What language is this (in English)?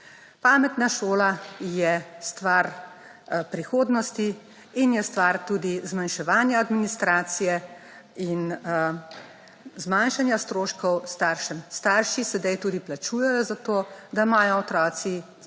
Slovenian